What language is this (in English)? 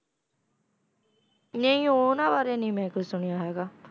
Punjabi